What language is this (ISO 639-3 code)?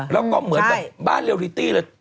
tha